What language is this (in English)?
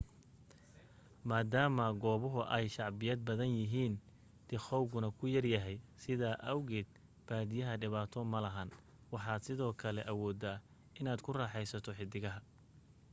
Somali